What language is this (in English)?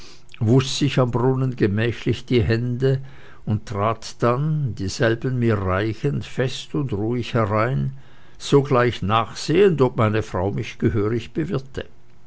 German